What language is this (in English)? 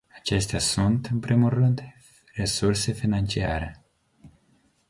Romanian